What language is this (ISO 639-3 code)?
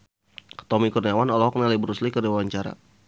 sun